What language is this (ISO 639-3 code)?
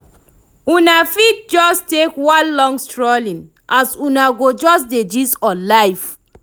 pcm